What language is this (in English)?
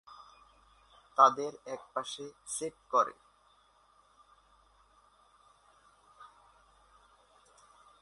Bangla